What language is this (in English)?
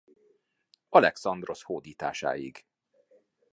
Hungarian